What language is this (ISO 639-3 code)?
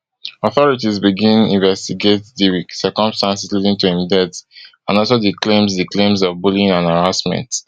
pcm